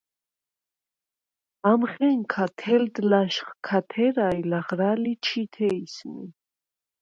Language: Svan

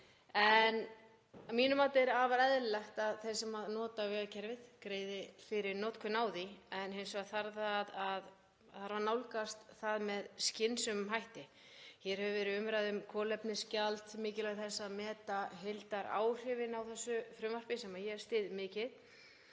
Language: Icelandic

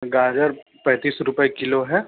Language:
Urdu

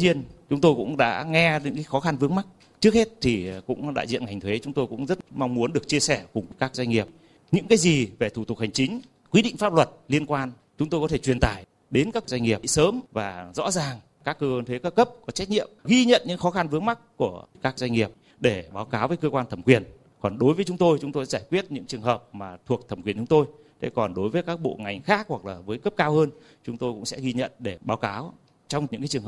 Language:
Vietnamese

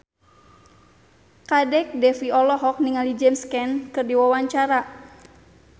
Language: Sundanese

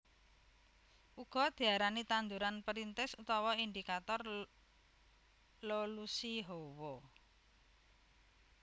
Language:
Javanese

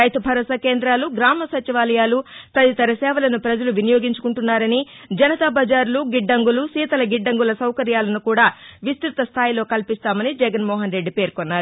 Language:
Telugu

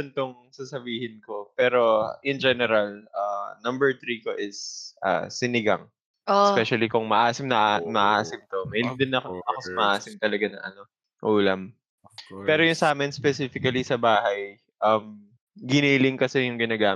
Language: Filipino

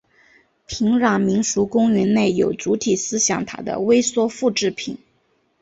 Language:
Chinese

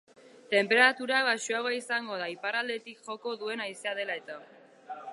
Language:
Basque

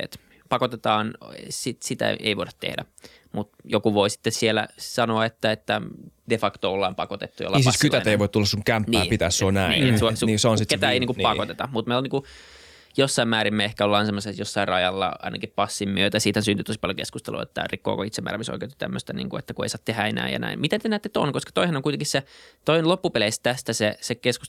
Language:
Finnish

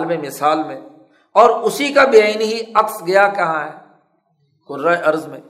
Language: Urdu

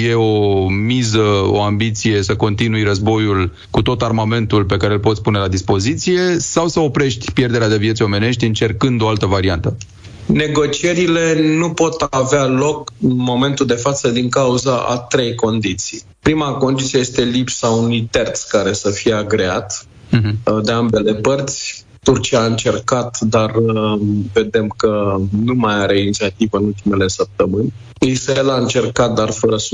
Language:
Romanian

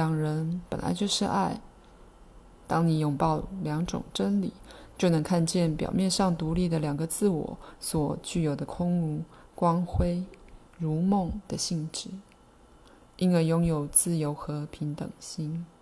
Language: Chinese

